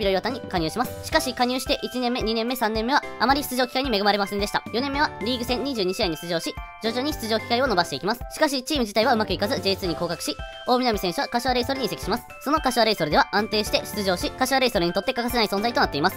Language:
Japanese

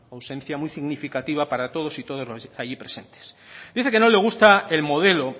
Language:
Spanish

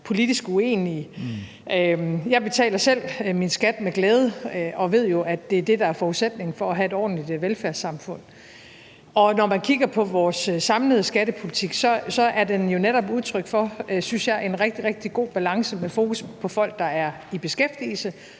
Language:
Danish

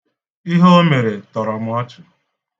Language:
Igbo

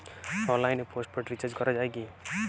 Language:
Bangla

